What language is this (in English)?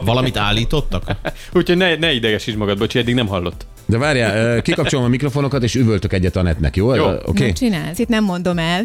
Hungarian